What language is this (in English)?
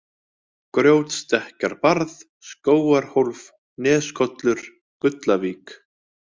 Icelandic